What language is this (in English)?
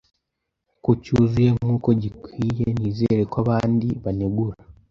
Kinyarwanda